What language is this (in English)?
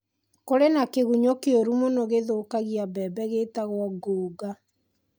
Kikuyu